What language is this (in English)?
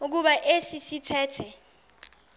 Xhosa